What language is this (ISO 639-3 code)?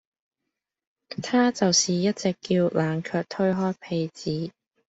yue